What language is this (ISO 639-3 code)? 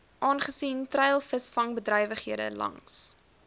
afr